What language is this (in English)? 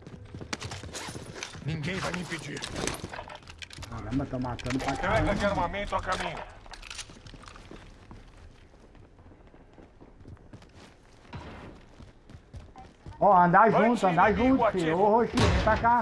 Portuguese